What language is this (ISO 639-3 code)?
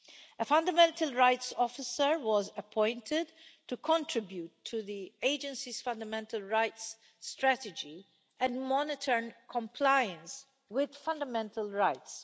eng